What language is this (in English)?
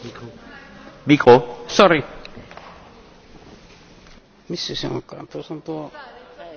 Finnish